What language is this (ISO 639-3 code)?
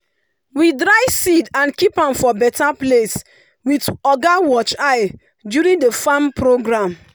pcm